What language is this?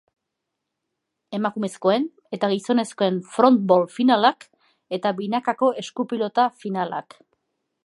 Basque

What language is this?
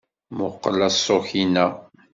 Kabyle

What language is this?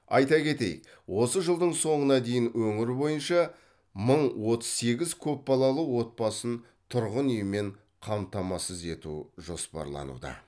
Kazakh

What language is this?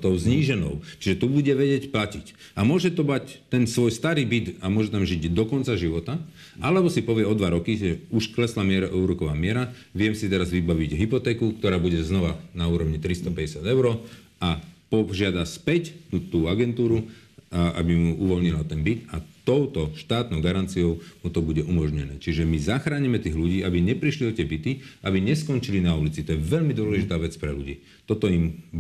Slovak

